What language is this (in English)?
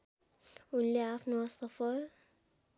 Nepali